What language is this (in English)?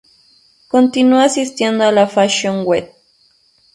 Spanish